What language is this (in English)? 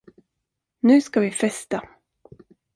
Swedish